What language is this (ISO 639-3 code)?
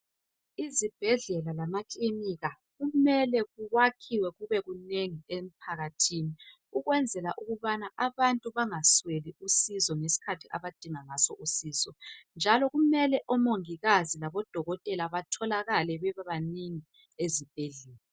nde